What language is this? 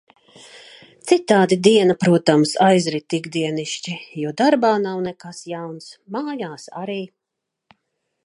Latvian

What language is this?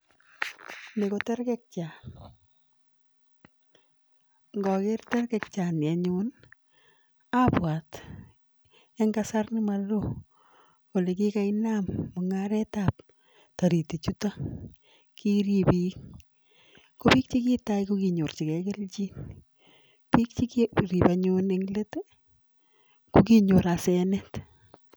Kalenjin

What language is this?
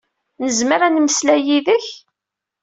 Kabyle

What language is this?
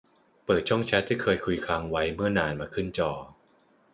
Thai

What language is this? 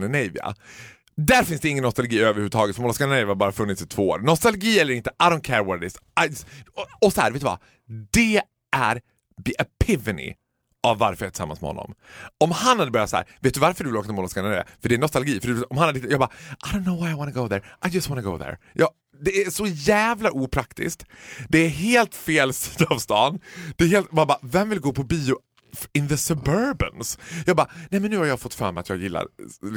Swedish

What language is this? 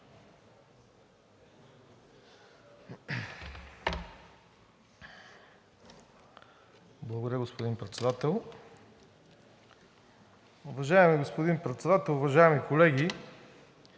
Bulgarian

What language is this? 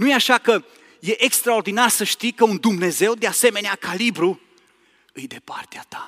Romanian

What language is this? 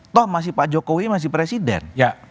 Indonesian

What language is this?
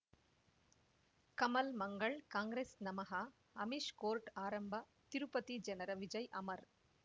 Kannada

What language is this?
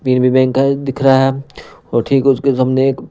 Hindi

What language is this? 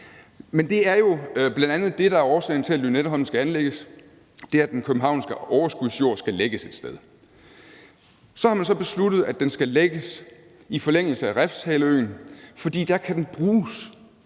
Danish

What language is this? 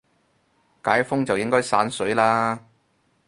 Cantonese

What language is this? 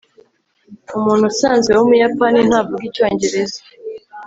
Kinyarwanda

